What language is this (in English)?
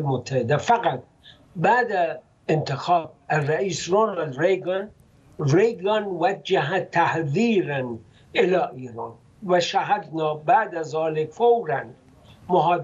Arabic